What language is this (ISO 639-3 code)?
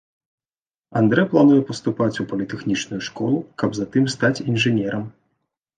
bel